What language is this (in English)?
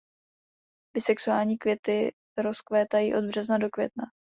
Czech